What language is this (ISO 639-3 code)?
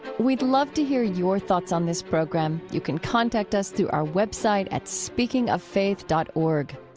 eng